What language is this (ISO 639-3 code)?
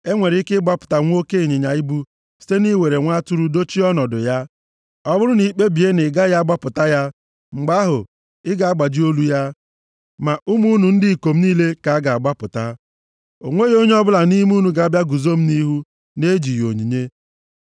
ibo